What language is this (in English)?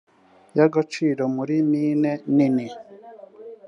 Kinyarwanda